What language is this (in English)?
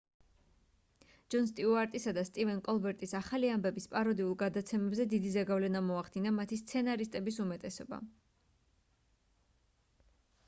Georgian